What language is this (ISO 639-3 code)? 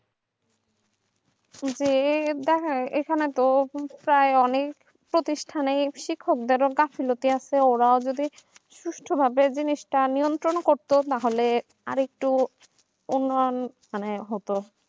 ben